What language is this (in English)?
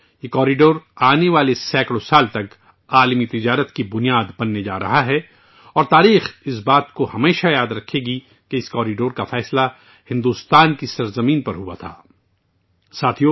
Urdu